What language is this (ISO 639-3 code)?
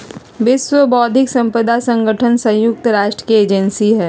mag